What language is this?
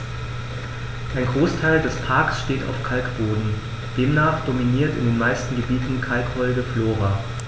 German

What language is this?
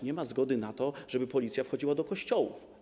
Polish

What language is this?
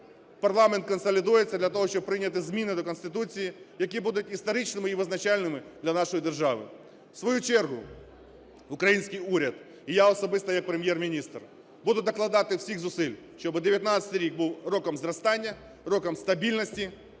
Ukrainian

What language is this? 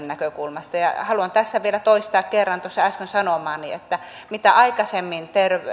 Finnish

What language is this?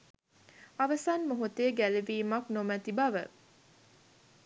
Sinhala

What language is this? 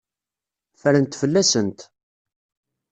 Kabyle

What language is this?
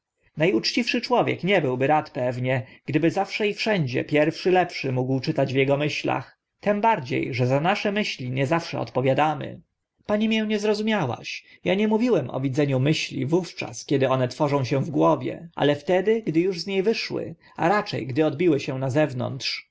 Polish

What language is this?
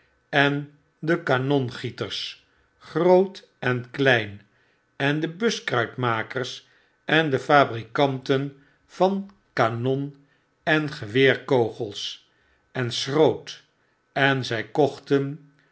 Dutch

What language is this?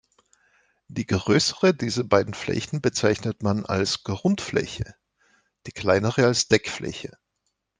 German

